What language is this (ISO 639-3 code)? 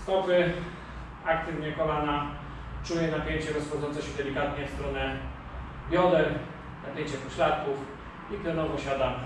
pol